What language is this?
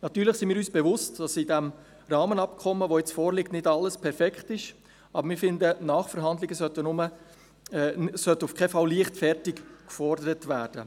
Swiss German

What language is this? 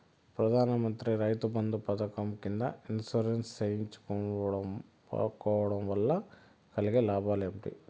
Telugu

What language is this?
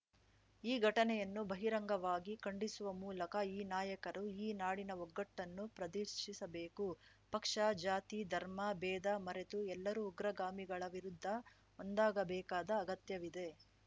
Kannada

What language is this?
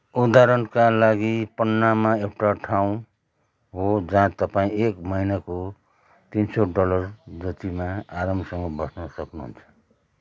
Nepali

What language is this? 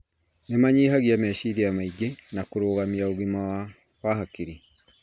Kikuyu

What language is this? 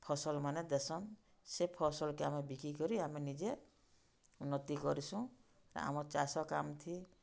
Odia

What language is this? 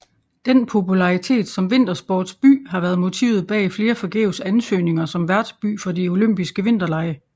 Danish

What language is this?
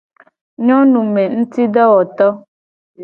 Gen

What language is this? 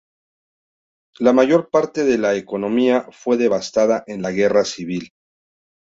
Spanish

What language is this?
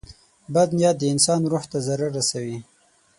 Pashto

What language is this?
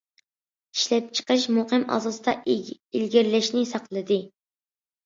Uyghur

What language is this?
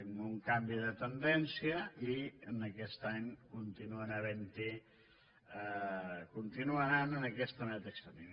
Catalan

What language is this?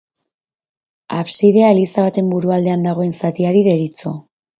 Basque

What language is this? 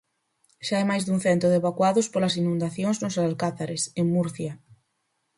Galician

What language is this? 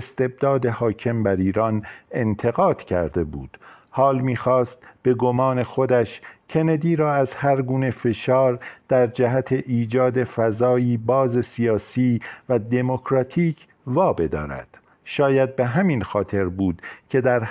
Persian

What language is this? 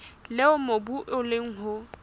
Southern Sotho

